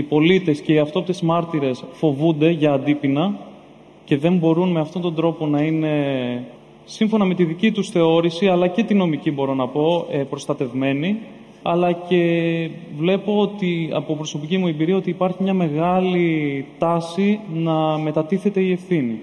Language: Greek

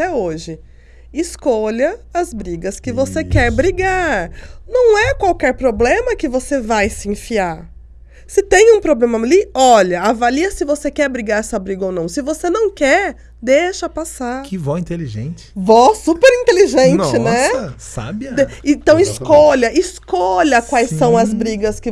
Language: Portuguese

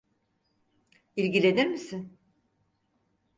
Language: Turkish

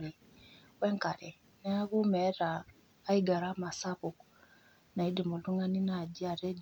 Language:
Masai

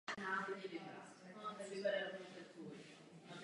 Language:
Czech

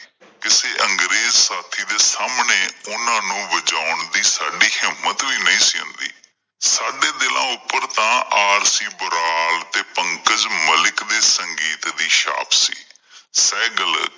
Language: Punjabi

